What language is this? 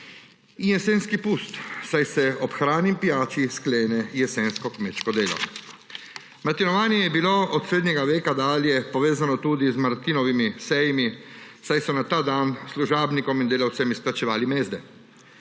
Slovenian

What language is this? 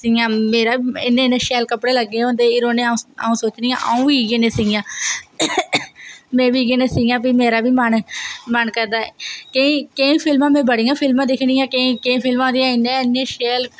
Dogri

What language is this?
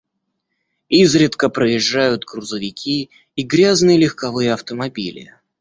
Russian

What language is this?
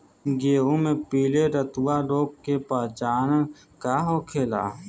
Bhojpuri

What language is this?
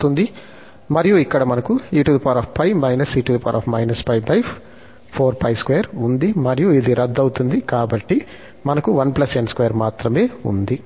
Telugu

